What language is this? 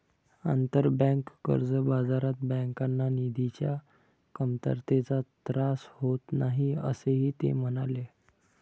Marathi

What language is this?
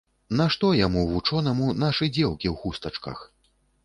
Belarusian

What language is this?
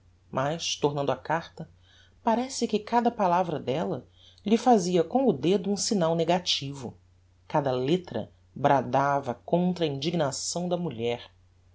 Portuguese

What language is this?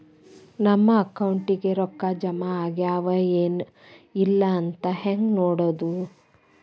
Kannada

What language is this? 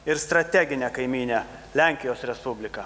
Lithuanian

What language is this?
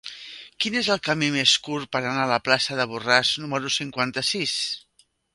Catalan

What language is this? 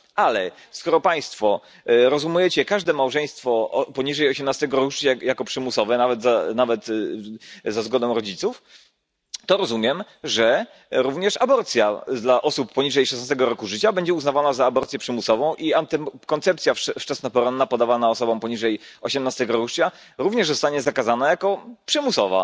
Polish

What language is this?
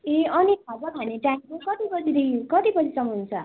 Nepali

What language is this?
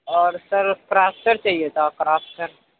Urdu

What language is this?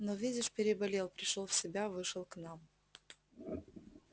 Russian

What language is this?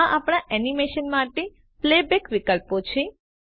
Gujarati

